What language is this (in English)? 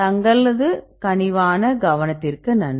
Tamil